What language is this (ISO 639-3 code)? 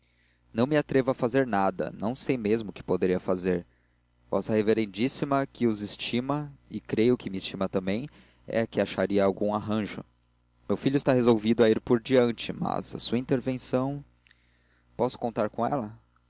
por